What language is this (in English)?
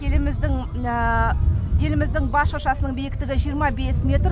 Kazakh